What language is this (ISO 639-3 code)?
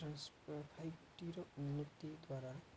ori